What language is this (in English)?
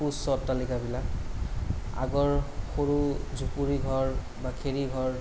Assamese